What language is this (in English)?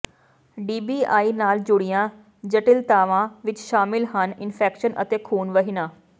Punjabi